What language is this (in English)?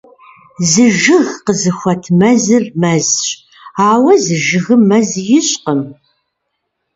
Kabardian